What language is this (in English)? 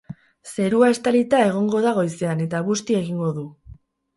Basque